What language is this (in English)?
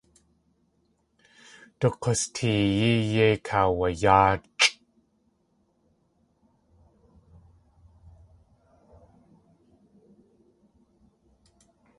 Tlingit